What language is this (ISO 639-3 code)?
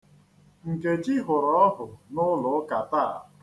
ibo